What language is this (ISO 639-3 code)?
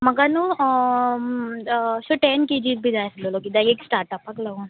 kok